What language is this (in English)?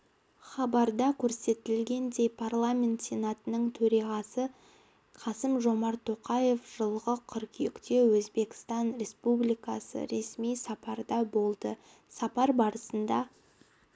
Kazakh